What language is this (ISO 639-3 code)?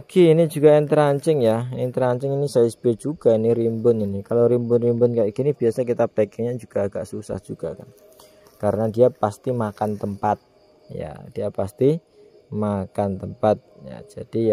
ind